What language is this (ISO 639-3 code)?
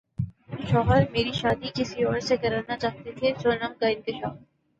urd